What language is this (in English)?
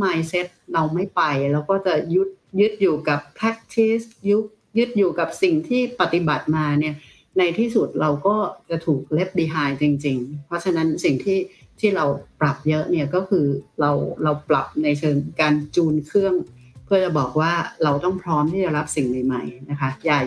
Thai